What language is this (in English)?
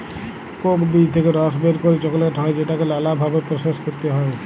Bangla